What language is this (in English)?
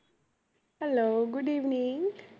Punjabi